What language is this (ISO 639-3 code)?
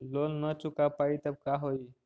mag